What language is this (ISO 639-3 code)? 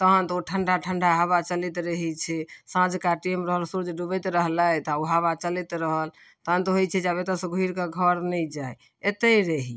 mai